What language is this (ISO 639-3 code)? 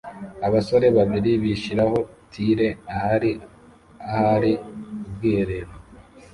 kin